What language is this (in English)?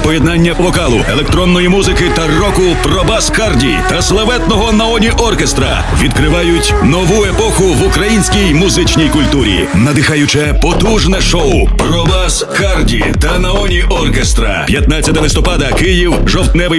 Ukrainian